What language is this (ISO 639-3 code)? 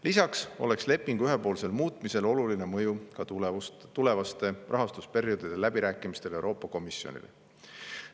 est